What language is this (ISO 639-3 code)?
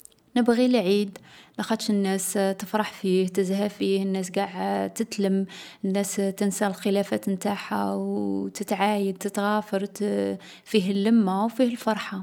arq